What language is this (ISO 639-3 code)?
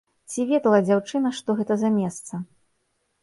bel